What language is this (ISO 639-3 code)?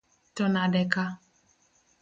luo